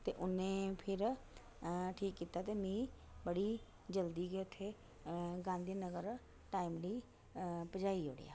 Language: Dogri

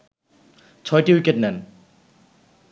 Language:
Bangla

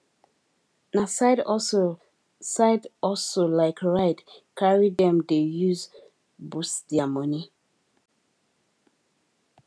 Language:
Nigerian Pidgin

